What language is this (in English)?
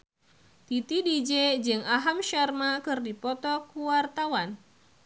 Sundanese